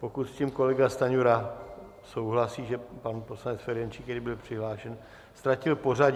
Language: Czech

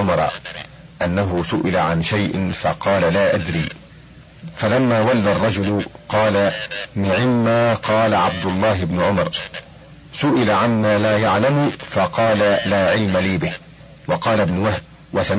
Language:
Arabic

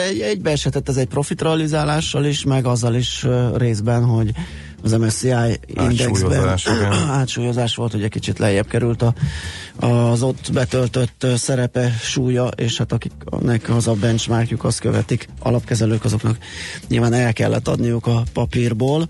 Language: Hungarian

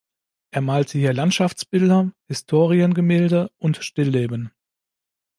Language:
German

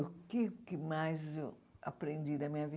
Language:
Portuguese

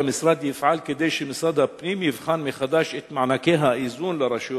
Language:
Hebrew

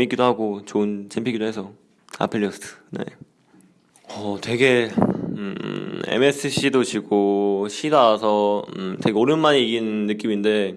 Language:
Korean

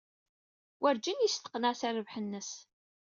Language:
Kabyle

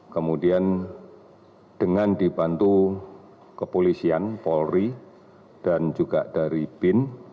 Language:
Indonesian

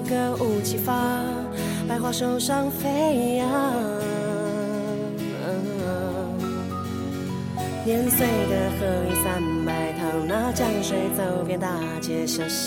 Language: Chinese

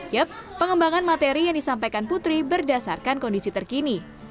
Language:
Indonesian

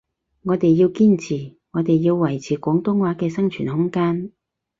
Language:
Cantonese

